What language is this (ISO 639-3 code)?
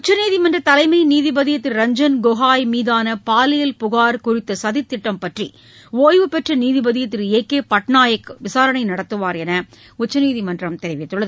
tam